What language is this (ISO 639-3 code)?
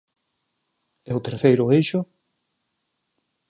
glg